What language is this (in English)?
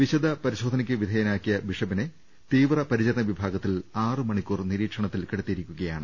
Malayalam